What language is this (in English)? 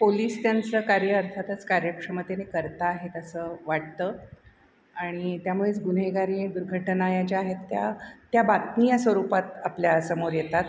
Marathi